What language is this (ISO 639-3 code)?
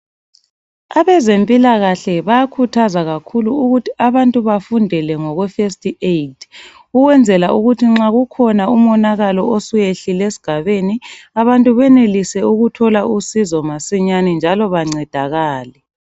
nde